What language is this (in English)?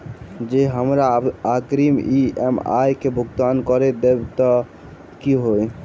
Maithili